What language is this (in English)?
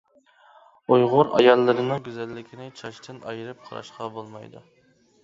Uyghur